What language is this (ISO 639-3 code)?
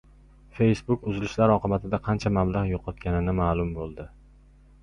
uzb